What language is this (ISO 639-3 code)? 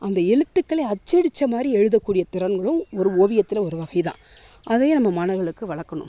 tam